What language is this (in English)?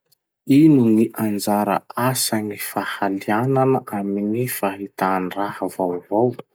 Masikoro Malagasy